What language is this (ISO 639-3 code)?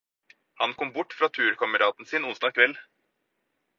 nob